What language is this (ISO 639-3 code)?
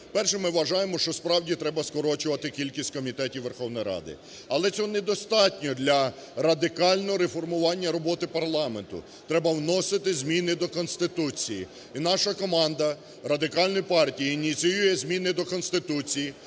ukr